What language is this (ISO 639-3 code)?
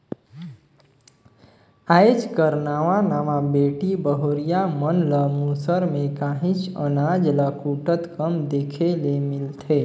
hne